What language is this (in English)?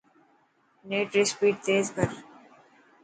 Dhatki